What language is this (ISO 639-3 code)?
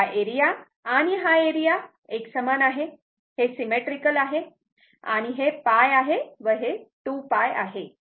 mar